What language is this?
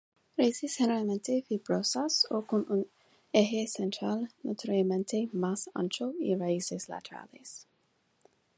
Spanish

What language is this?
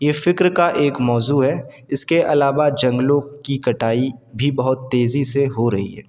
Urdu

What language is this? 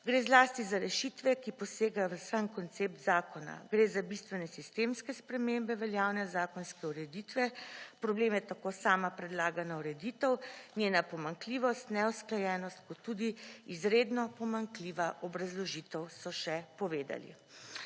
Slovenian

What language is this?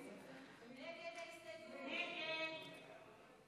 Hebrew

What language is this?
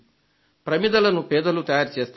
Telugu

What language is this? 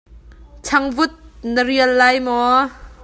Hakha Chin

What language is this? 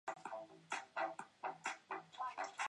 Chinese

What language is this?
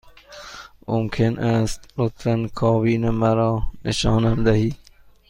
Persian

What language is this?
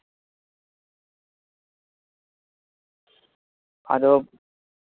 Santali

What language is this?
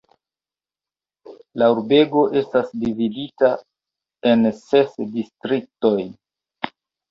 Esperanto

